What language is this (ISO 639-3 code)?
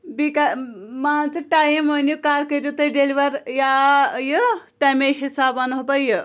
kas